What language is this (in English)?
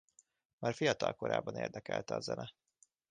Hungarian